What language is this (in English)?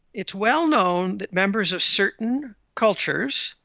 English